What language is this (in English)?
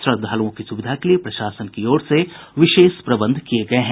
Hindi